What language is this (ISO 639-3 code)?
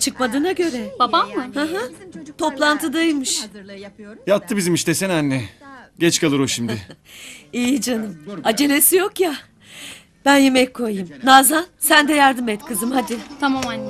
tur